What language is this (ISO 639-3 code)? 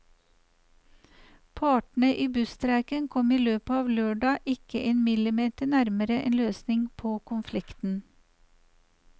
nor